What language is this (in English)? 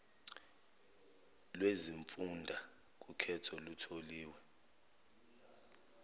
Zulu